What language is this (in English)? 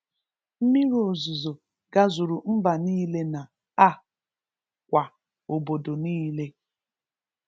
Igbo